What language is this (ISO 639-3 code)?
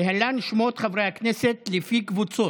heb